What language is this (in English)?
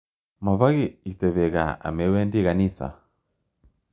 Kalenjin